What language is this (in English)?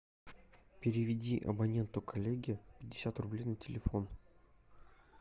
Russian